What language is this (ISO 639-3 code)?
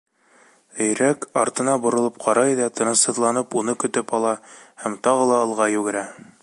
bak